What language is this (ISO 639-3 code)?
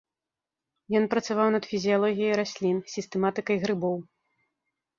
bel